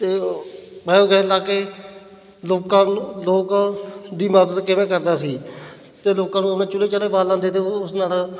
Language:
Punjabi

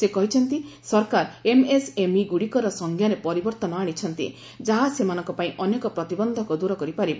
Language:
Odia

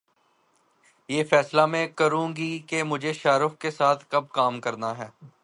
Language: Urdu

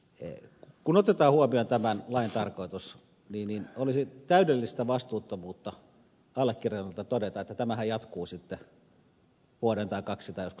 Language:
Finnish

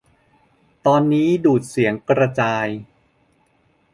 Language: Thai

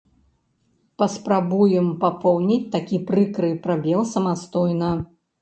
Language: Belarusian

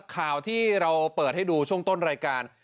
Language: Thai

